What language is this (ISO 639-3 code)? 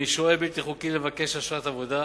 heb